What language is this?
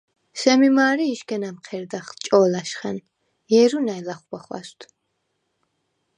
Svan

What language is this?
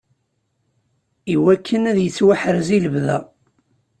Kabyle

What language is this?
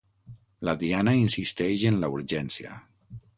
Catalan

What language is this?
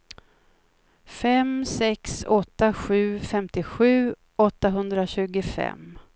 Swedish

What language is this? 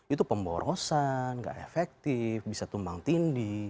Indonesian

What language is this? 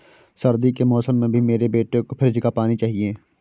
Hindi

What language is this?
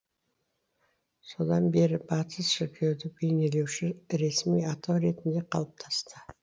Kazakh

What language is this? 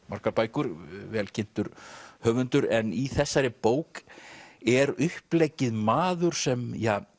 Icelandic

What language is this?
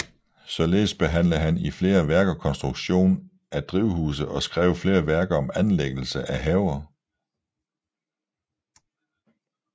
Danish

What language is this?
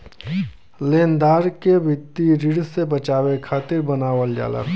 Bhojpuri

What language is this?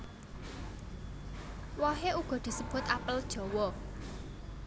Javanese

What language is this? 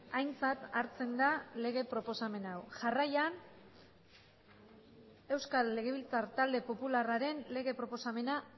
Basque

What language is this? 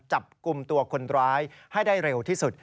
Thai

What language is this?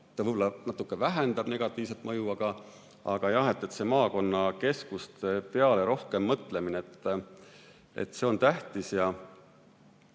Estonian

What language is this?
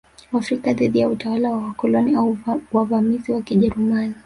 Swahili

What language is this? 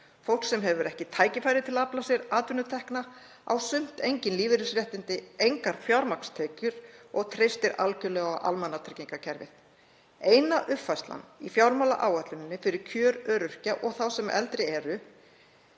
Icelandic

